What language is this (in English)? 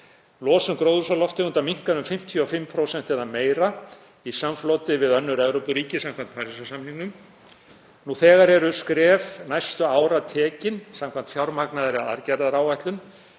Icelandic